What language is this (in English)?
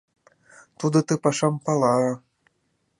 Mari